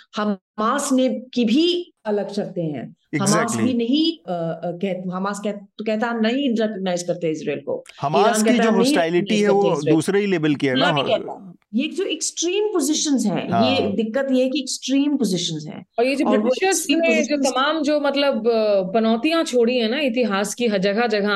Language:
Hindi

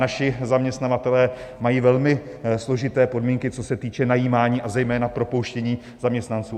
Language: Czech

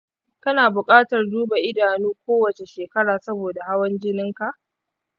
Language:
Hausa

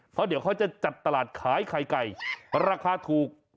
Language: Thai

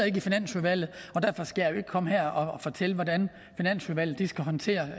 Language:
Danish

